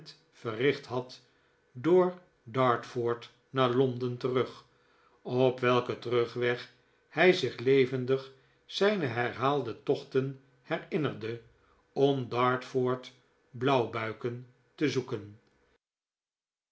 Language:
Dutch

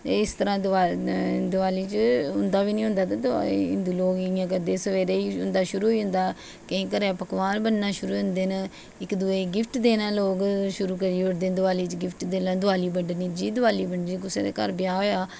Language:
Dogri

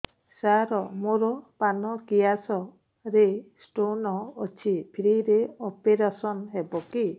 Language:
Odia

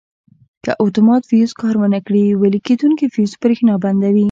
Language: Pashto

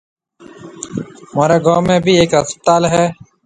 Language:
Marwari (Pakistan)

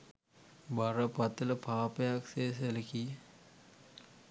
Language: Sinhala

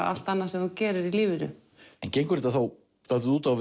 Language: Icelandic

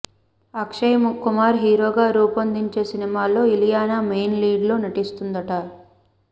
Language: Telugu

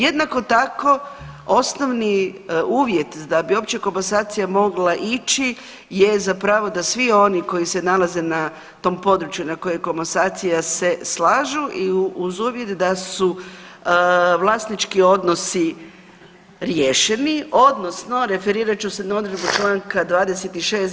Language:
Croatian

